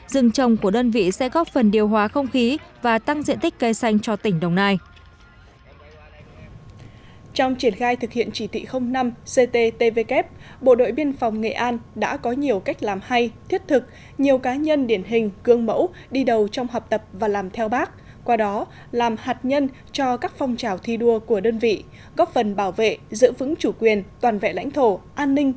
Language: Vietnamese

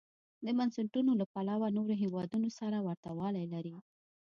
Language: Pashto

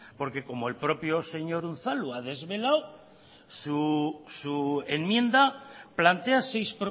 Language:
Spanish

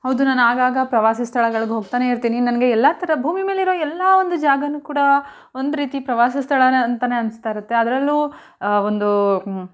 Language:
Kannada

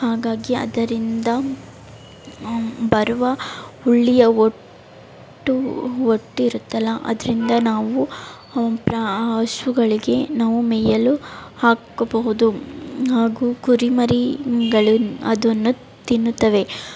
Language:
Kannada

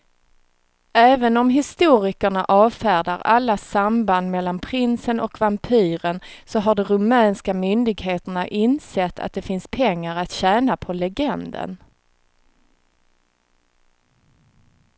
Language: Swedish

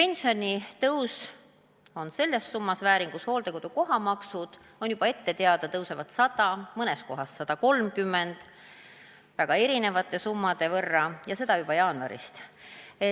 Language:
Estonian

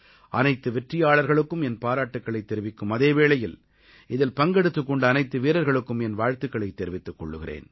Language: Tamil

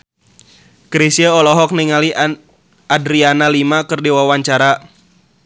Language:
Sundanese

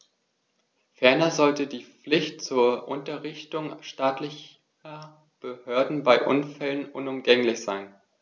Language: German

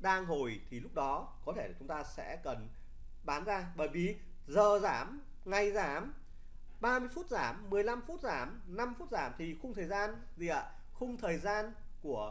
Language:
Vietnamese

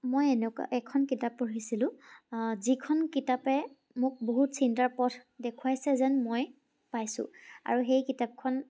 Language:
Assamese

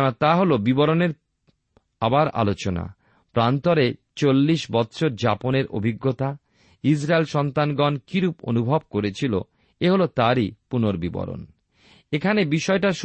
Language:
Bangla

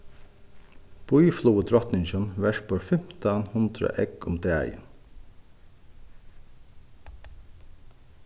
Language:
Faroese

